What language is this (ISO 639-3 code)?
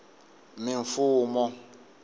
tso